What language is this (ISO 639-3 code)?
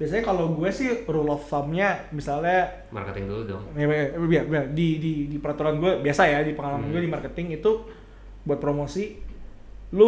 ind